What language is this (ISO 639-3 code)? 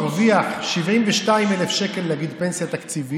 heb